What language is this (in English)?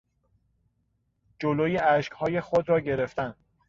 Persian